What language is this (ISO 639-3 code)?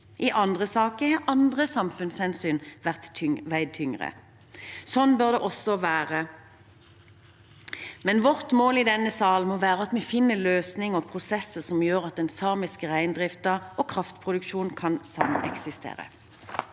nor